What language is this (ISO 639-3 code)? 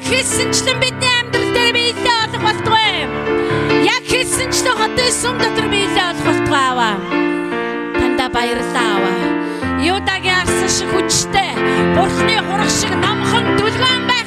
nld